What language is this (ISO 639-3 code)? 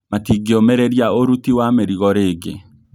kik